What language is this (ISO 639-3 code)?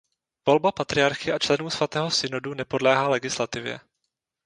ces